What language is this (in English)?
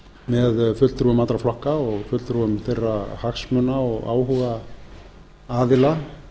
Icelandic